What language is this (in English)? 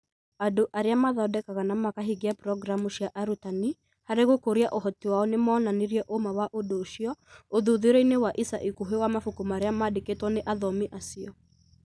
Kikuyu